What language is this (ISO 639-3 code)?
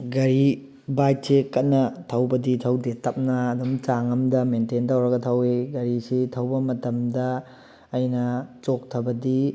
mni